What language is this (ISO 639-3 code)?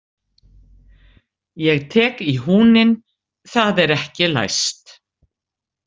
isl